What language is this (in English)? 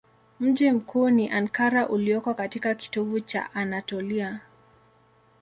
Swahili